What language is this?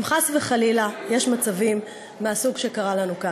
Hebrew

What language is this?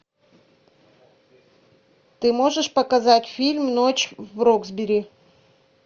Russian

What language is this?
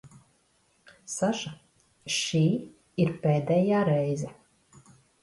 Latvian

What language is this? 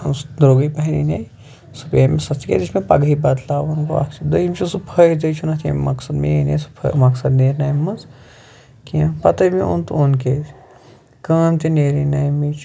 Kashmiri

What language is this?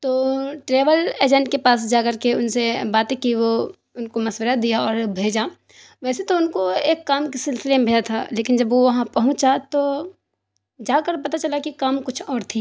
Urdu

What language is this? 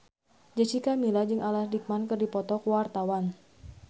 Sundanese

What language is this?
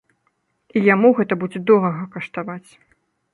Belarusian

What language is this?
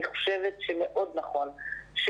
Hebrew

